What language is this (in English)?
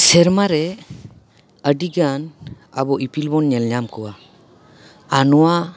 Santali